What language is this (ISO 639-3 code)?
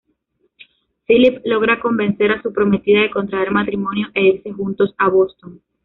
spa